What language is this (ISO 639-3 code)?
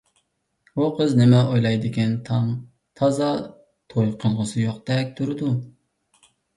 uig